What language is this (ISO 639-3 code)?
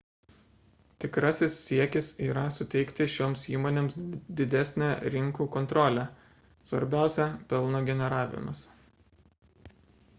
lit